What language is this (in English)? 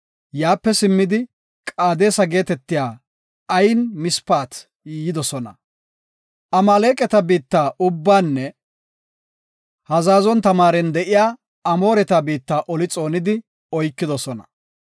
Gofa